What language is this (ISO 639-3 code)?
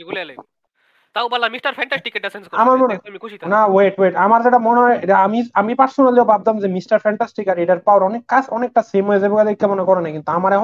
ben